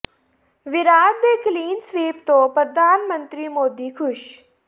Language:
Punjabi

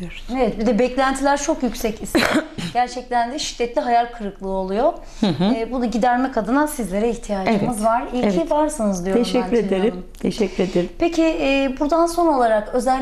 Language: Turkish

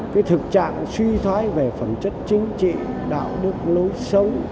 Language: Vietnamese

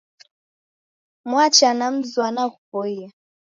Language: Taita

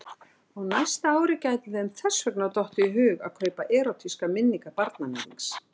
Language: Icelandic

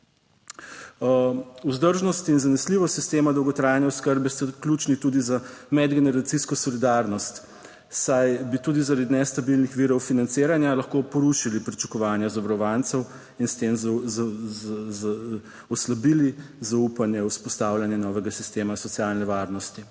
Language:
Slovenian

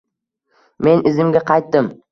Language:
Uzbek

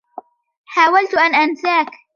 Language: Arabic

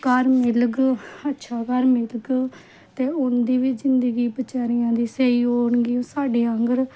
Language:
Dogri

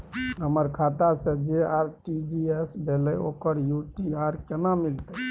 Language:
Maithili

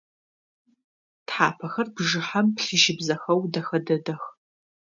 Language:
Adyghe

